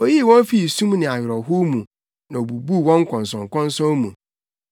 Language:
Akan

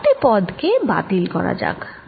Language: Bangla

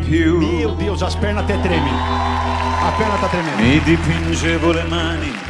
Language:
Italian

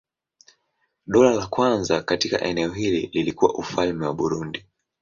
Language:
Swahili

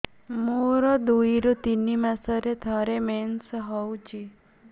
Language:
Odia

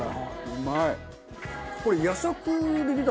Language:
Japanese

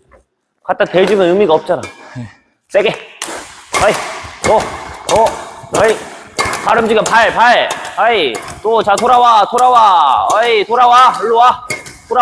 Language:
Korean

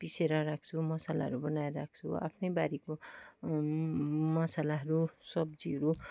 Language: Nepali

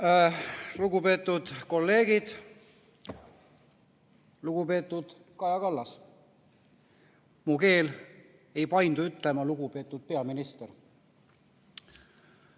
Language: Estonian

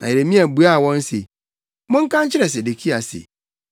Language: Akan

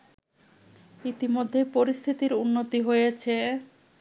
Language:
Bangla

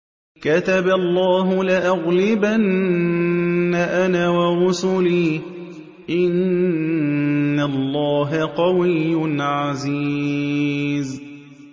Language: Arabic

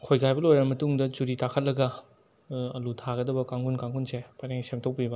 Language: Manipuri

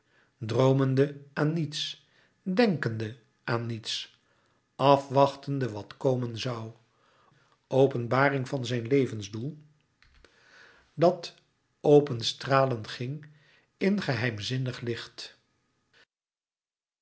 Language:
Dutch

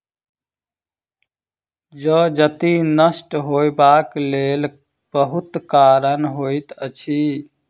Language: Maithili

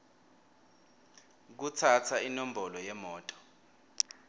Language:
Swati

